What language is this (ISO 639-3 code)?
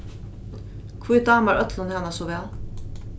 fao